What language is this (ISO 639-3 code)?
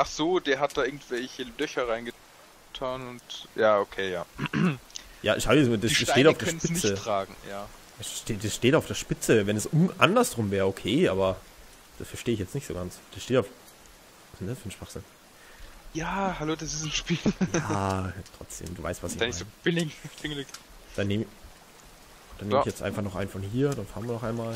deu